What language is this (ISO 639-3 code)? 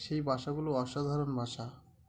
ben